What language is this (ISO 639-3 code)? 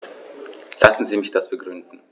deu